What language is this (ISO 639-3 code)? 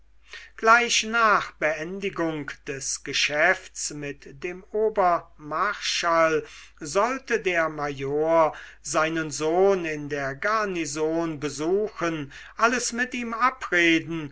deu